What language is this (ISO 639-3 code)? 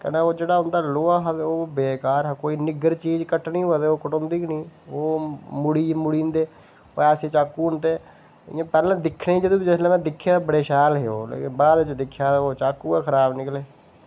doi